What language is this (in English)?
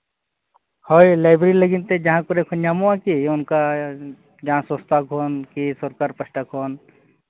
Santali